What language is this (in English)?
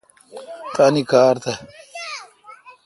Kalkoti